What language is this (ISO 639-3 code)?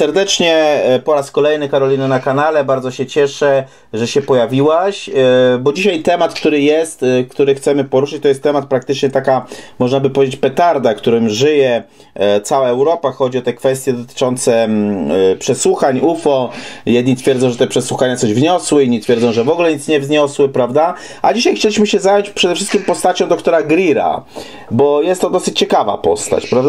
pol